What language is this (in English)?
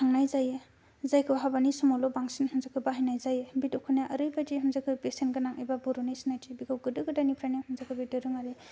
Bodo